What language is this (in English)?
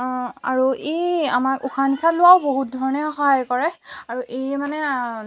Assamese